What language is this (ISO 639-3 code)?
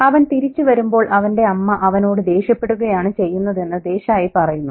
mal